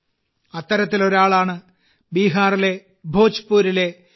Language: Malayalam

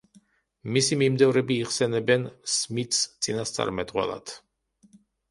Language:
Georgian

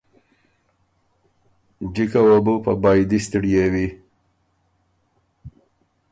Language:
Ormuri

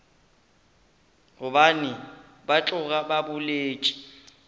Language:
Northern Sotho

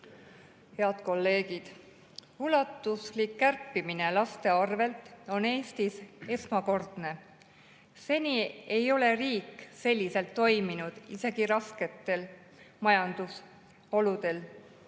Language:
Estonian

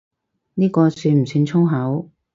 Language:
Cantonese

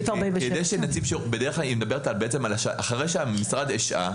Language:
Hebrew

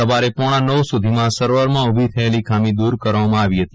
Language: Gujarati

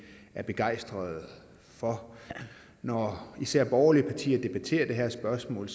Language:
Danish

